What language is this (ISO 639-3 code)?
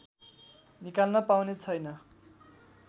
nep